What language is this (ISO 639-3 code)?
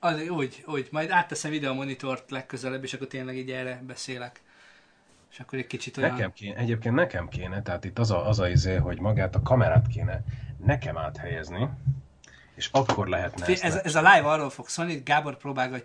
hun